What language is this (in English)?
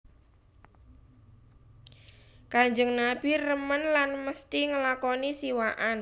Javanese